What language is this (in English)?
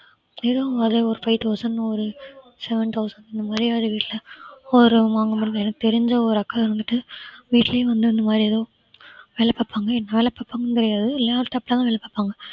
Tamil